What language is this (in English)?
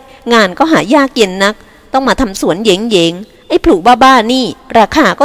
Thai